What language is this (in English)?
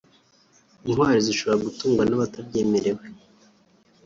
Kinyarwanda